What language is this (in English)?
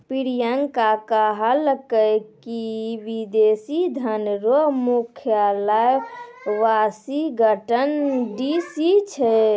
Maithili